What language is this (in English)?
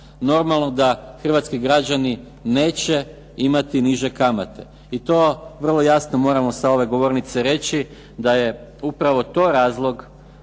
Croatian